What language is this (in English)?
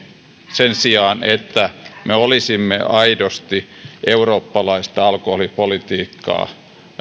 Finnish